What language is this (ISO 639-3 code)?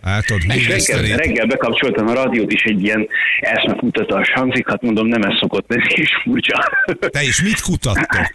hun